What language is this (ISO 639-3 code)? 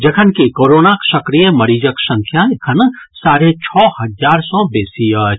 mai